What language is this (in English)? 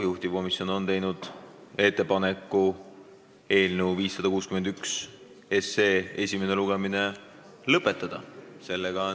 Estonian